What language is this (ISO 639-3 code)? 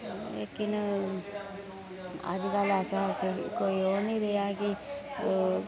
doi